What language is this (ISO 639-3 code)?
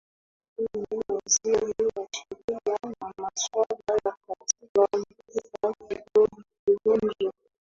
swa